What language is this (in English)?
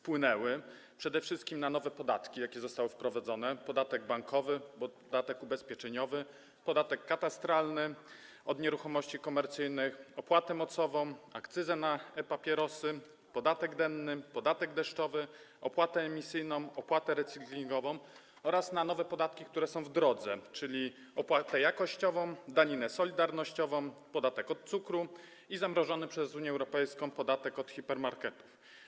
Polish